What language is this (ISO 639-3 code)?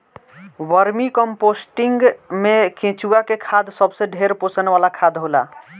bho